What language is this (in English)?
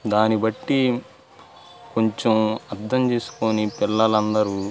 Telugu